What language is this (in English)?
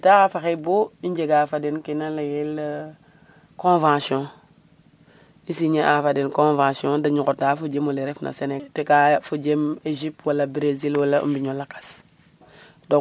Serer